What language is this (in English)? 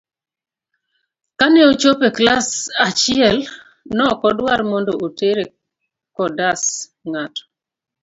Luo (Kenya and Tanzania)